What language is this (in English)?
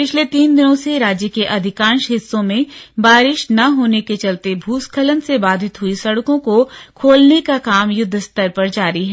Hindi